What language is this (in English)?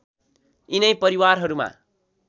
Nepali